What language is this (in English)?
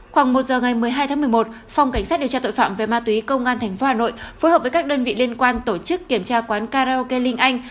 Vietnamese